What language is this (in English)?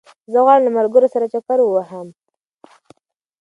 Pashto